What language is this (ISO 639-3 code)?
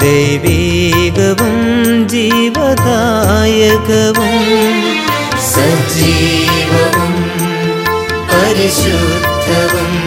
mal